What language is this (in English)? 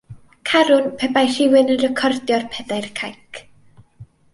Welsh